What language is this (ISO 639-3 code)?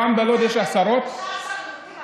heb